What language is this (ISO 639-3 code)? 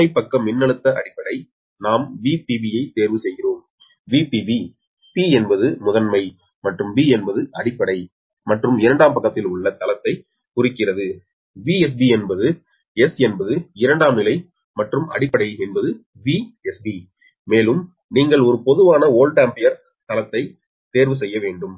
tam